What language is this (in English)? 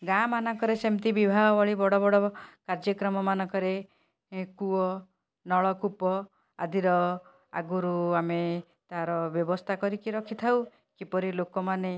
Odia